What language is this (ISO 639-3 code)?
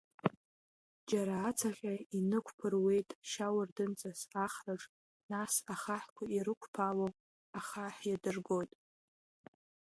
abk